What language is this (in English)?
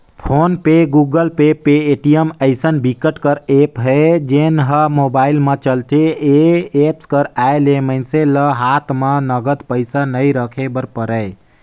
Chhattisgarhi